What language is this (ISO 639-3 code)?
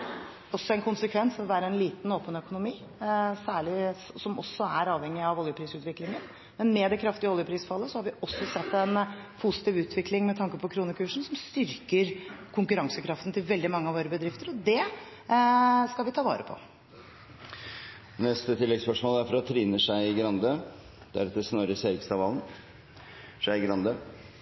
nor